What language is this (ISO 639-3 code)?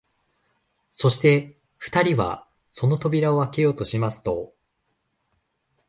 jpn